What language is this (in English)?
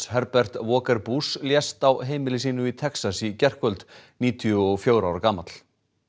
Icelandic